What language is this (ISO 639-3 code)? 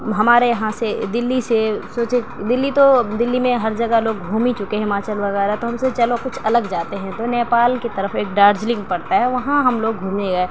urd